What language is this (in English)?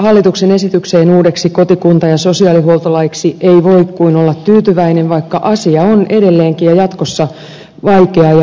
Finnish